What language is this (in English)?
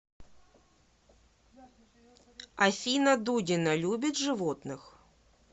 Russian